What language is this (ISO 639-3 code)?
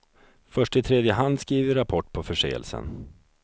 swe